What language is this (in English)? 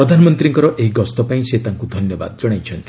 Odia